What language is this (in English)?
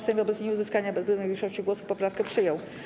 Polish